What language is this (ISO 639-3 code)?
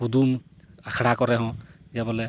sat